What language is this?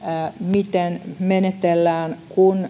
Finnish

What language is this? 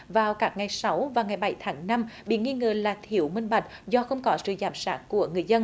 Vietnamese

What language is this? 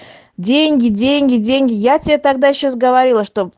Russian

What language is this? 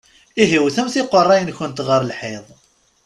Kabyle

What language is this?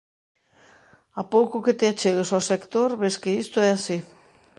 Galician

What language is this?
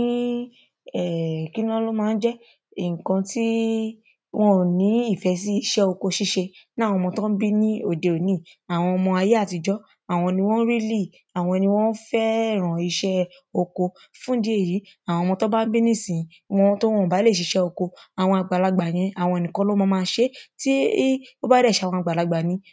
Yoruba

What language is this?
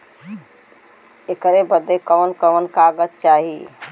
Bhojpuri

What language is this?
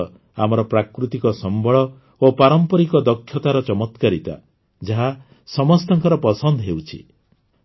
Odia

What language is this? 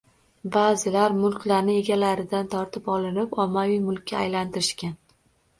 Uzbek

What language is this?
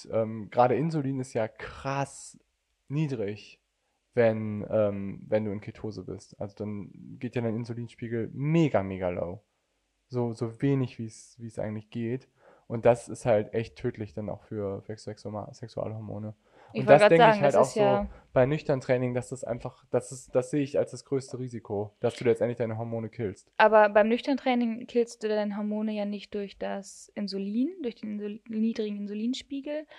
German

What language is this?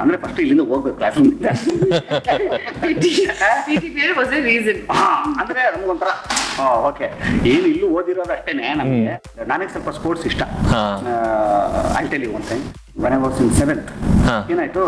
Kannada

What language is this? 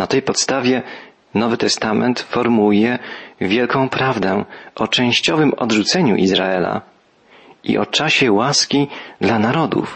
Polish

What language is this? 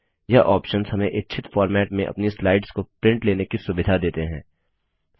Hindi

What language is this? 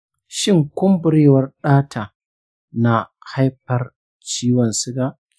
Hausa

